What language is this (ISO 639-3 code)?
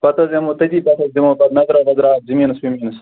kas